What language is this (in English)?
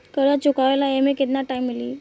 Bhojpuri